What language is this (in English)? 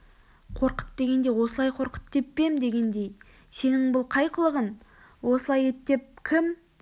Kazakh